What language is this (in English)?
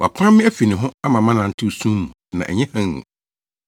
Akan